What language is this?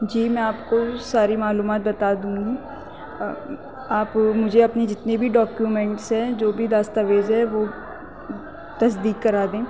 Urdu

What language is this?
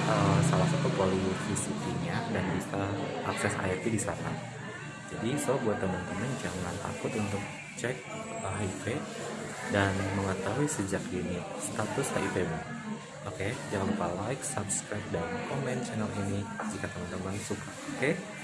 Indonesian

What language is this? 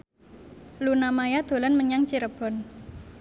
Javanese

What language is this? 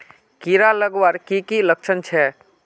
Magahi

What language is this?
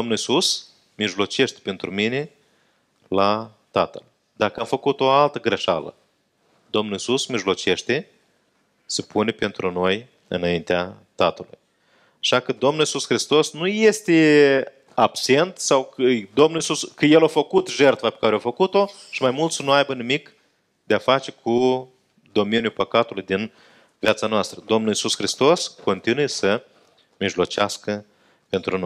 Romanian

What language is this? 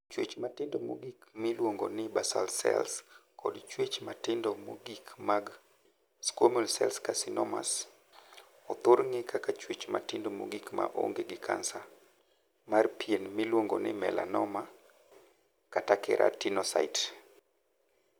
Luo (Kenya and Tanzania)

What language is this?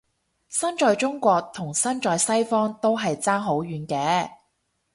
Cantonese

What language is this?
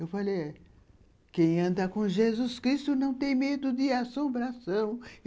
Portuguese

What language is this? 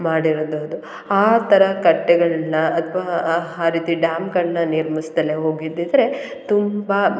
Kannada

